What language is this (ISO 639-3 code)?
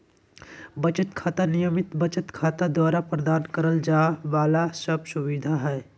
mag